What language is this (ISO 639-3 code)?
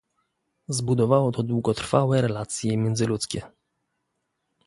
pol